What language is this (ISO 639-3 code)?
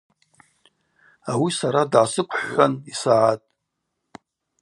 abq